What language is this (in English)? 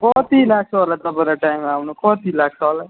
Nepali